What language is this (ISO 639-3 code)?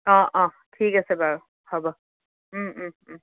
asm